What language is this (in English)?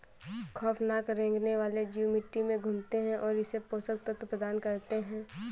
Hindi